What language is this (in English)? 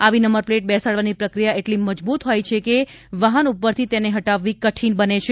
Gujarati